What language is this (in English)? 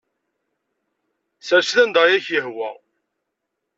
Kabyle